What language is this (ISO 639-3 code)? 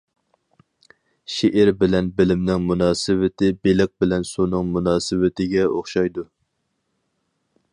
uig